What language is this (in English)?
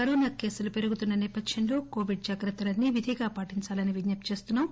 Telugu